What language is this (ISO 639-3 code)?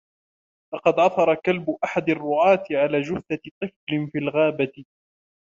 ara